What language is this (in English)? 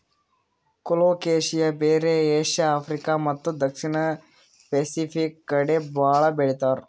Kannada